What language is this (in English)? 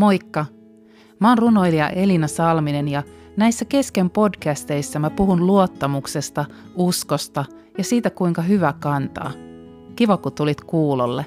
Finnish